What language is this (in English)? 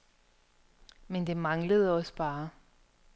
Danish